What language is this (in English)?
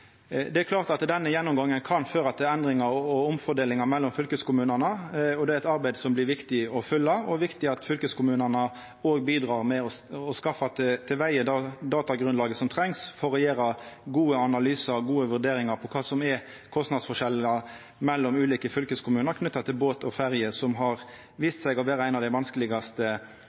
Norwegian Nynorsk